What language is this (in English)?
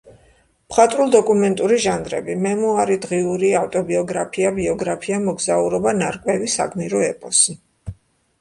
Georgian